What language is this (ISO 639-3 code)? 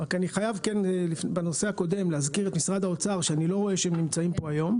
heb